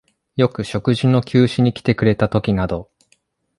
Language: Japanese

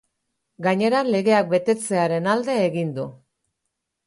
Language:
Basque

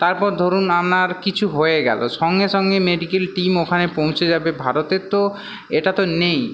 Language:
Bangla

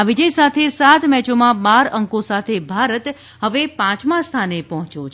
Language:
Gujarati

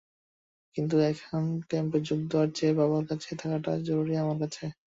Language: Bangla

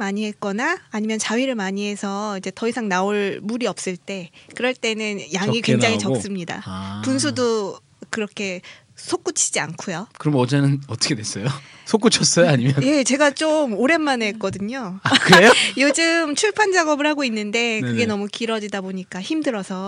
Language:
Korean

